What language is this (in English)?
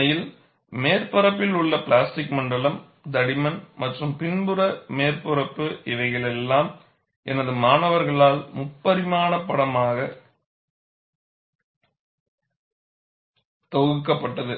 Tamil